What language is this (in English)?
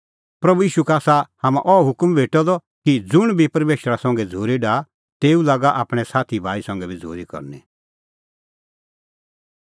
Kullu Pahari